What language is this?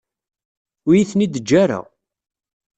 Kabyle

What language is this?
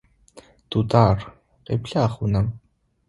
Adyghe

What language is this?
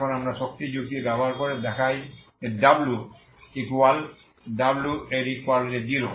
Bangla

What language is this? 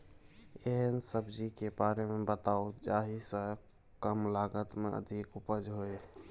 Maithili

